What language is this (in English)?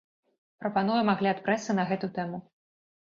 Belarusian